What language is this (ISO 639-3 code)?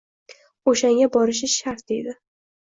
uzb